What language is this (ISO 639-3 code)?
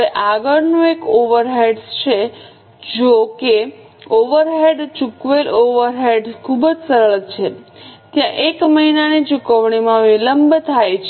guj